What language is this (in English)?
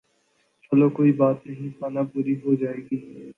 Urdu